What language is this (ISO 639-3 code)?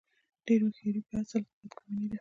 pus